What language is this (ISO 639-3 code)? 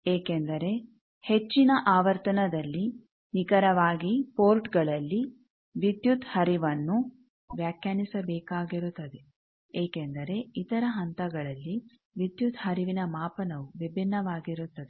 kan